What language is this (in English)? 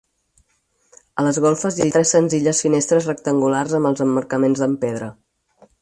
Catalan